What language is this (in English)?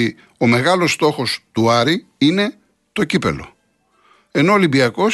Greek